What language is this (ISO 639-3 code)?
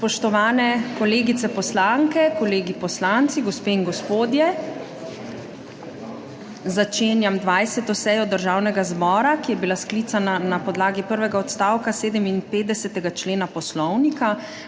slv